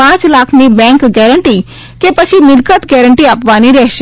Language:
Gujarati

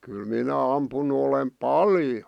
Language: Finnish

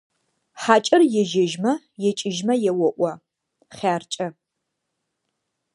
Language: Adyghe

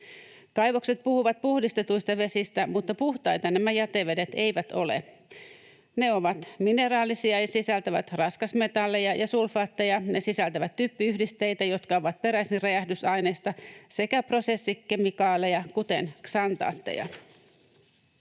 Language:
Finnish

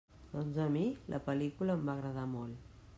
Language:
Catalan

